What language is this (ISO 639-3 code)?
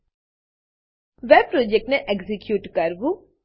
guj